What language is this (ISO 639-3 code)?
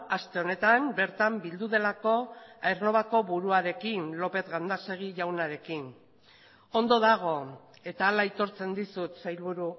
eus